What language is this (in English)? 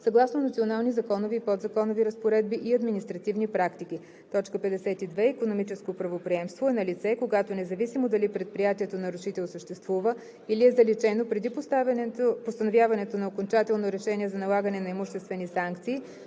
Bulgarian